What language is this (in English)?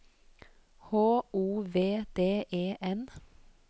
Norwegian